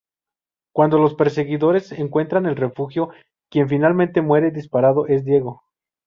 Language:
Spanish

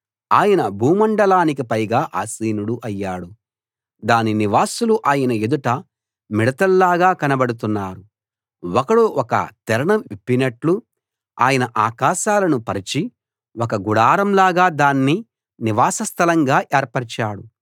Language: Telugu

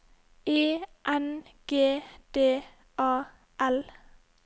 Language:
Norwegian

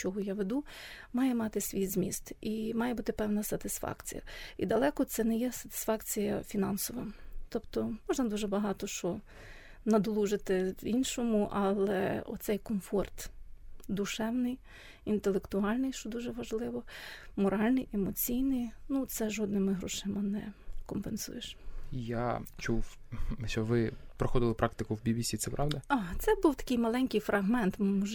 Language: Ukrainian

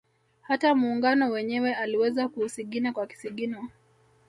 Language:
Swahili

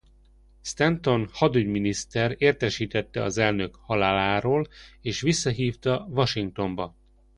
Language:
Hungarian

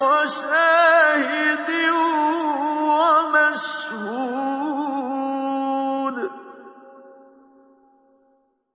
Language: Arabic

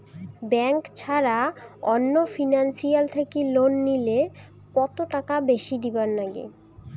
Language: Bangla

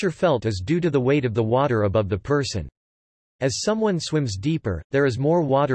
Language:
English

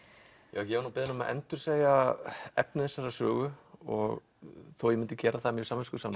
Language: Icelandic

